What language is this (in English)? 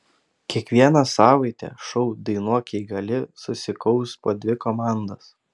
Lithuanian